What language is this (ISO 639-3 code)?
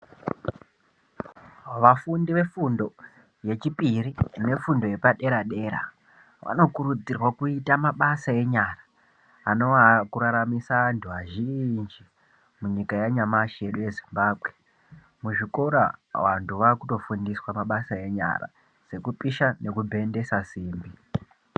ndc